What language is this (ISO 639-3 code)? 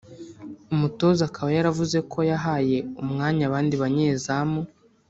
kin